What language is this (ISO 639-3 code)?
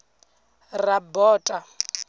ven